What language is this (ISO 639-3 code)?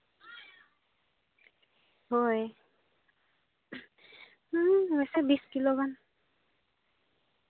sat